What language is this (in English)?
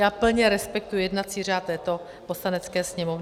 Czech